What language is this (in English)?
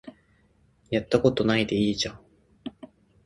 Japanese